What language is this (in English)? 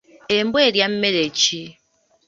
Ganda